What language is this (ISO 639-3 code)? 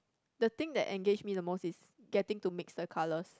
eng